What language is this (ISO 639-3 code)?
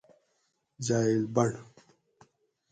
gwc